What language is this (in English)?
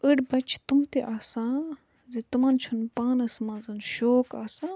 Kashmiri